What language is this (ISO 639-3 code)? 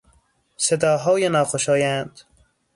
fas